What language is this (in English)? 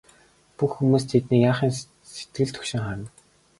Mongolian